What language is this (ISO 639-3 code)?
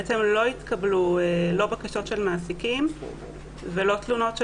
heb